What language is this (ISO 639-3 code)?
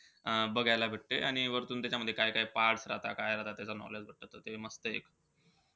mar